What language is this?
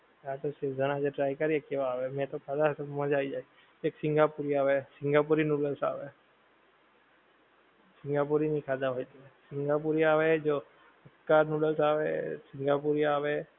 Gujarati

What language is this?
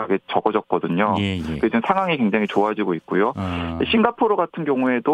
Korean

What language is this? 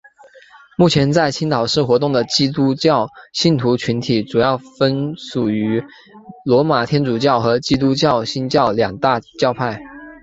Chinese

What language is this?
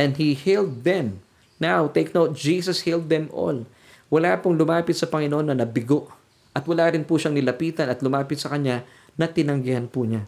Filipino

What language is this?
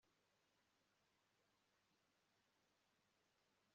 Kinyarwanda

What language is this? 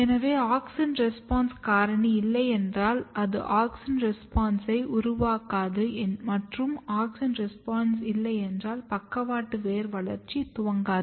Tamil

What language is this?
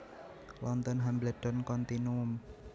Javanese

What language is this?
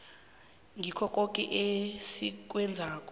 South Ndebele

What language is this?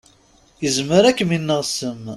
Kabyle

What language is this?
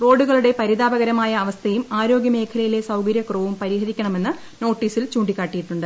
Malayalam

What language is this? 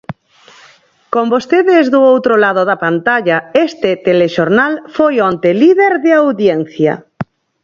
Galician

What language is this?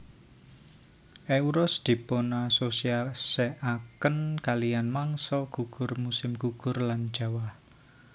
Javanese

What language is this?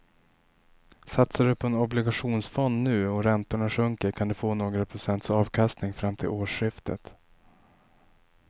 Swedish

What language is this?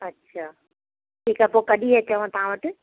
Sindhi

